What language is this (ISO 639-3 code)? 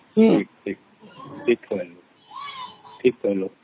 ori